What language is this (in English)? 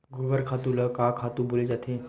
Chhattisgarhi